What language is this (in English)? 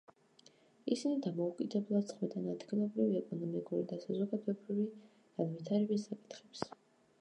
Georgian